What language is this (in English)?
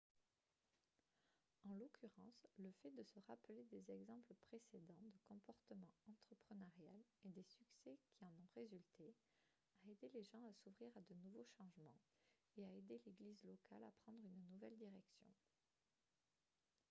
French